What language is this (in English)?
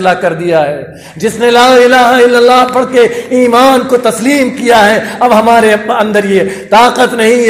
Arabic